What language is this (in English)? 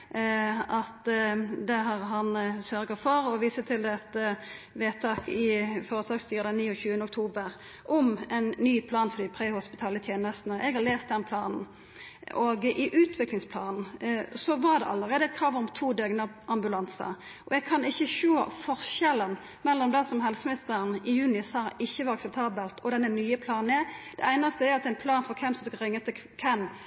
Norwegian Nynorsk